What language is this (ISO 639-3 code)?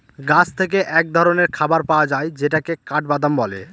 ben